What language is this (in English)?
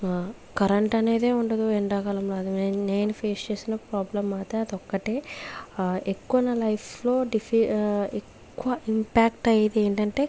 Telugu